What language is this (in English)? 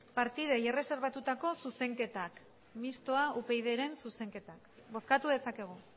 Basque